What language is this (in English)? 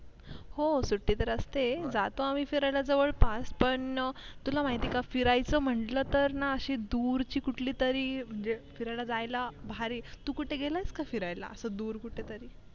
Marathi